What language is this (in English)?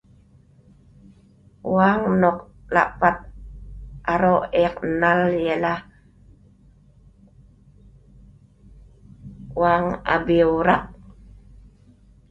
Sa'ban